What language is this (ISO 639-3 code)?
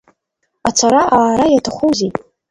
abk